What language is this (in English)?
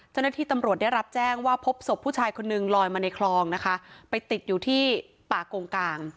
Thai